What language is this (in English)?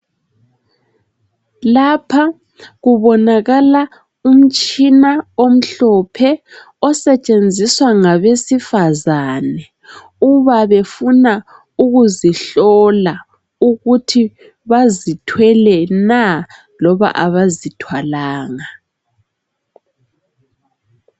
North Ndebele